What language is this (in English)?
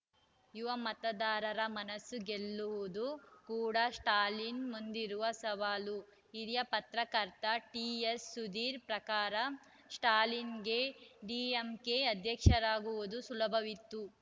Kannada